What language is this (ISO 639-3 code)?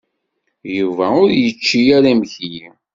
kab